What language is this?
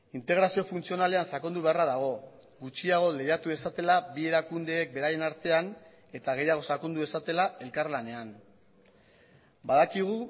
Basque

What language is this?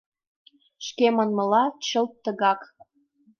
Mari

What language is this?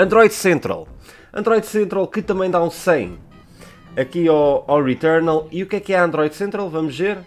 Portuguese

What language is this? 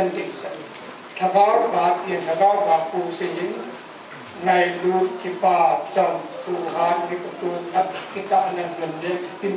Thai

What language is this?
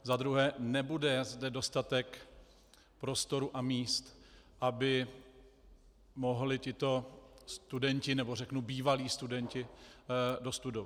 Czech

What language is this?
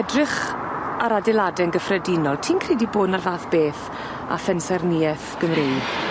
Welsh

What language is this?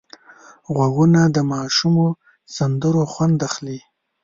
Pashto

